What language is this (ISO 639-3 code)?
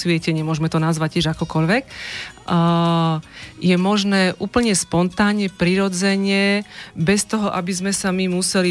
slk